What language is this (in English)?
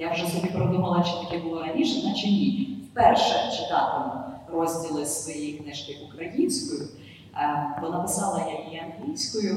Ukrainian